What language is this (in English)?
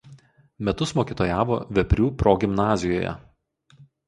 Lithuanian